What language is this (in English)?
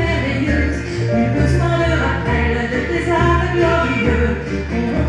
Dutch